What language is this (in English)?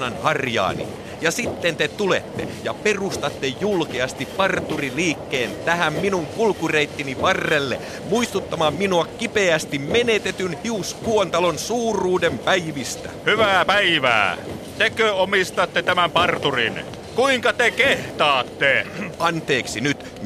Finnish